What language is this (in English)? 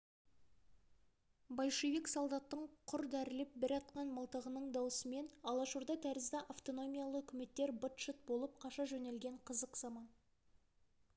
Kazakh